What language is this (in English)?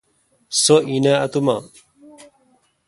Kalkoti